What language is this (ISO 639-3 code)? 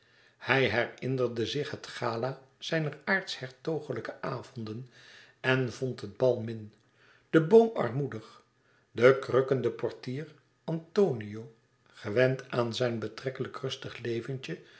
nld